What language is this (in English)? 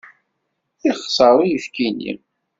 Kabyle